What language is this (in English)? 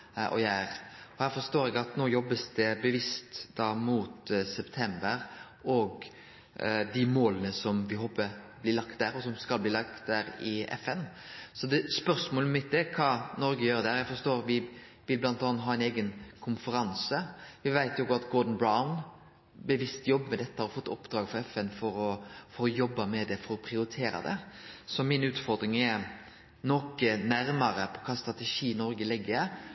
Norwegian Nynorsk